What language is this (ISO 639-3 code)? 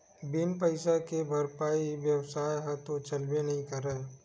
hne